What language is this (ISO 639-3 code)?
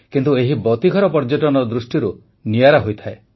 ori